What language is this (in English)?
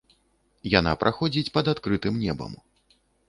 Belarusian